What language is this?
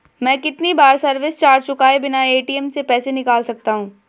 Hindi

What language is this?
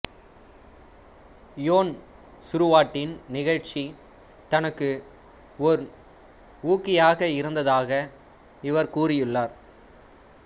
Tamil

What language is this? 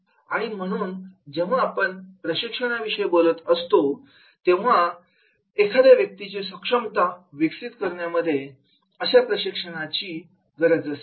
Marathi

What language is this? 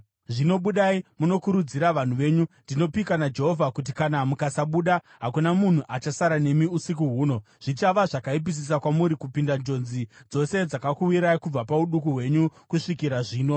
Shona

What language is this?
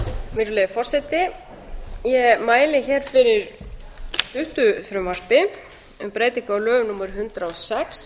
Icelandic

